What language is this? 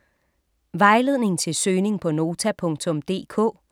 Danish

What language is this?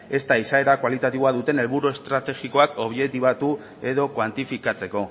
Basque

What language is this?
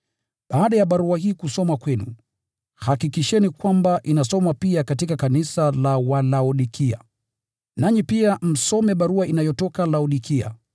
Swahili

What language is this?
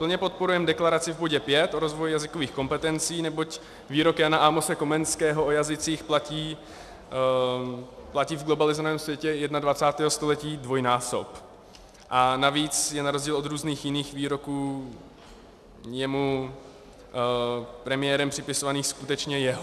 Czech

